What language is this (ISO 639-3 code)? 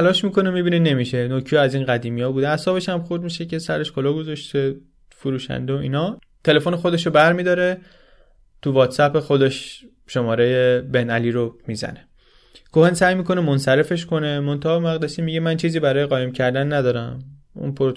fas